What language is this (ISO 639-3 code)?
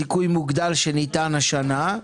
heb